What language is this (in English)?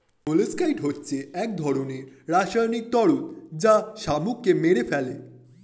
Bangla